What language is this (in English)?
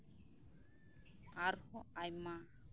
Santali